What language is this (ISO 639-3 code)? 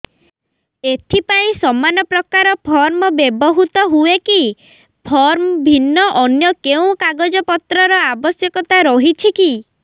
ori